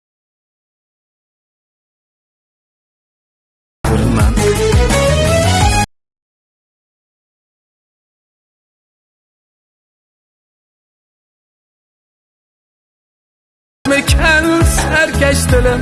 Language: Turkish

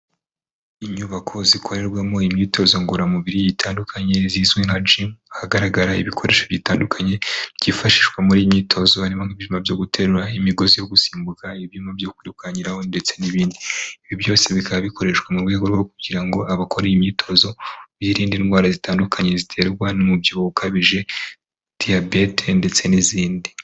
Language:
Kinyarwanda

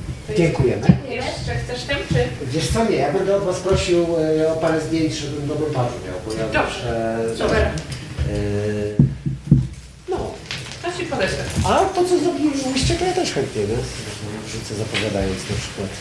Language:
Polish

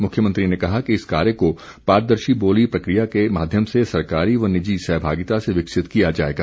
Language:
Hindi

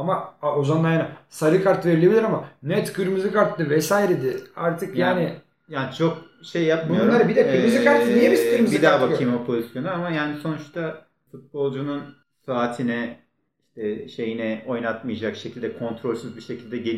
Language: Turkish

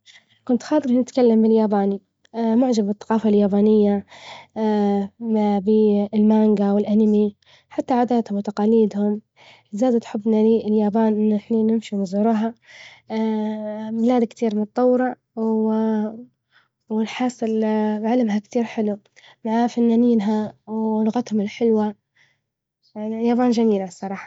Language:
Libyan Arabic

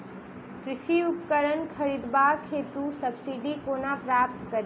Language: Maithili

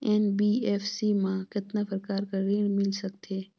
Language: Chhattisgarhi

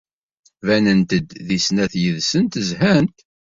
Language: Kabyle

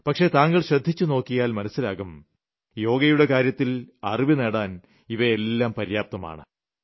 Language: Malayalam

